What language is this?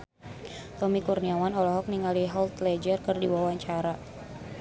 Sundanese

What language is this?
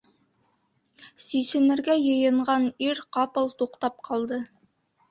Bashkir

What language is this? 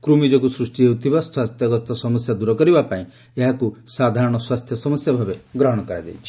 Odia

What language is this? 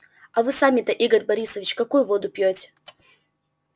Russian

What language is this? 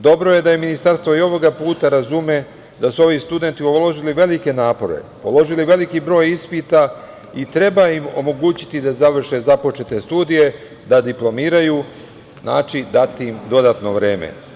Serbian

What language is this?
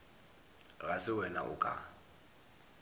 Northern Sotho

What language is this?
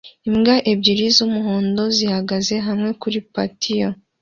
Kinyarwanda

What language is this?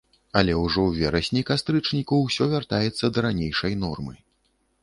Belarusian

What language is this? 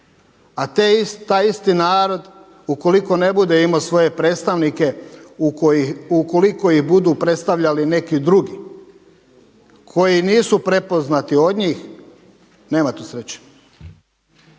Croatian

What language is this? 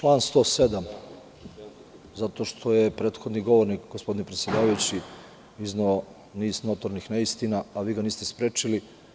Serbian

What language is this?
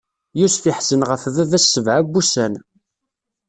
Kabyle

